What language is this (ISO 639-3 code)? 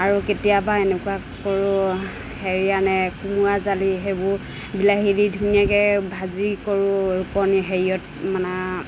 asm